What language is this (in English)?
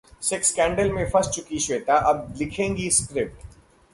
Hindi